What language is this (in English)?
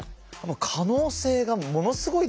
Japanese